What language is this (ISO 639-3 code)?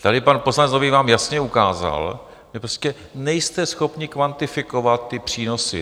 ces